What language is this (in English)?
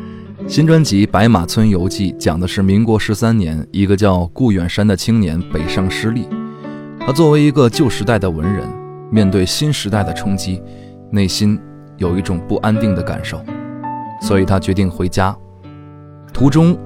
Chinese